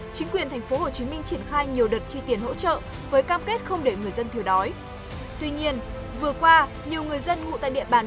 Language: Vietnamese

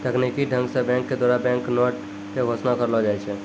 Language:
Maithili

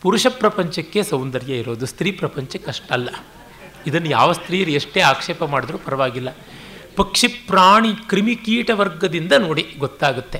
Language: Kannada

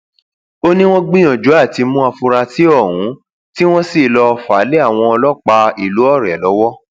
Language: Yoruba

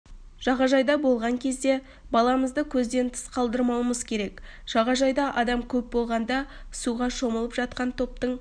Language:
Kazakh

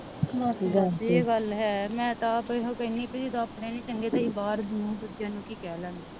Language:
Punjabi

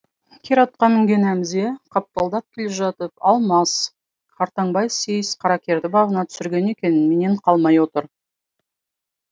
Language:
Kazakh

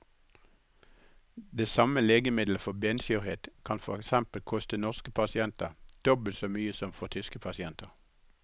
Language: Norwegian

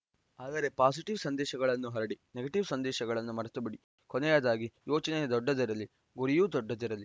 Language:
Kannada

